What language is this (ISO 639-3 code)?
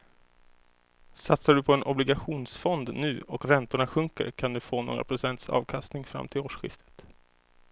swe